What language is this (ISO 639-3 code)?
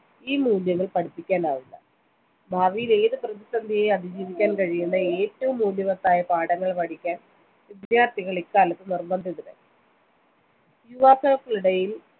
mal